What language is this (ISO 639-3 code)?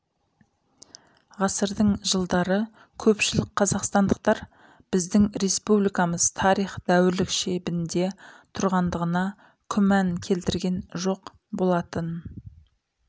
kaz